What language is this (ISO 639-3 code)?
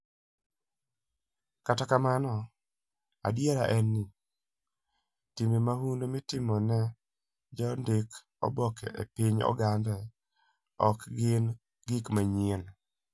luo